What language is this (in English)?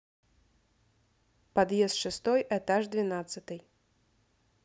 Russian